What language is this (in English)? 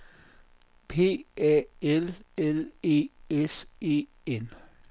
Danish